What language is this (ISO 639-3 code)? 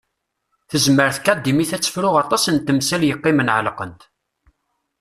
kab